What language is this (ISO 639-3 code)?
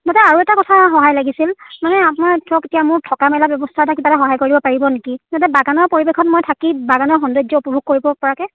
asm